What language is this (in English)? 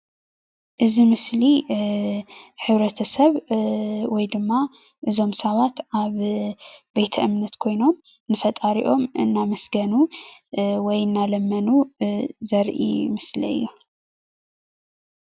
Tigrinya